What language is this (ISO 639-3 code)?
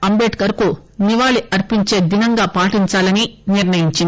tel